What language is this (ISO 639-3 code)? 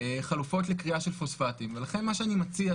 heb